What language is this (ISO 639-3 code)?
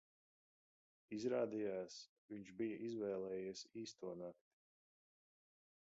lav